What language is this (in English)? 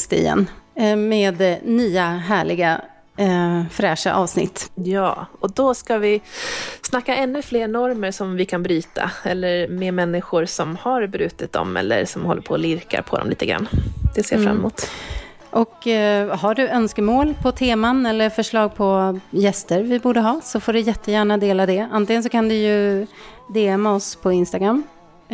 Swedish